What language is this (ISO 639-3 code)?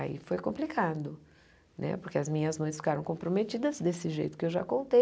por